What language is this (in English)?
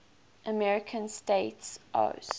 English